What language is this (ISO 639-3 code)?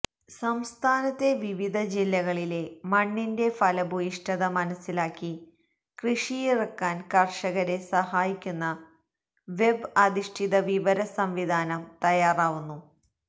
mal